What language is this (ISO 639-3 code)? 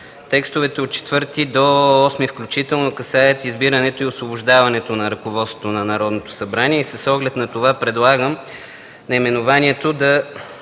bul